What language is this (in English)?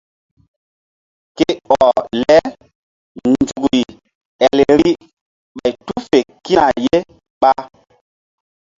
Mbum